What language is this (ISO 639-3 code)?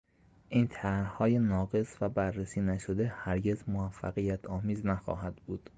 fas